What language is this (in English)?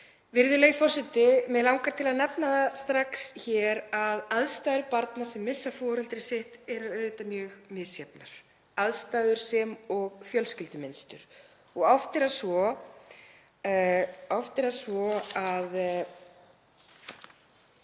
Icelandic